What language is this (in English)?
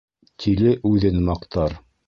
Bashkir